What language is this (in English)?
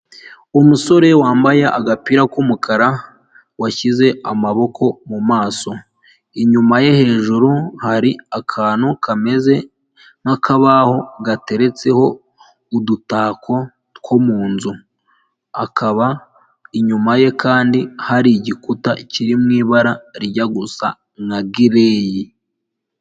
Kinyarwanda